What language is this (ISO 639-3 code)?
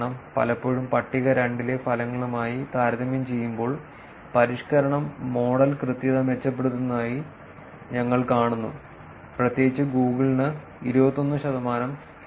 mal